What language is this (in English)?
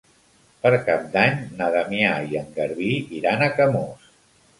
Catalan